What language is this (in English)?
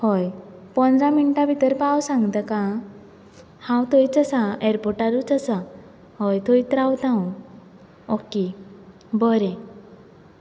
Konkani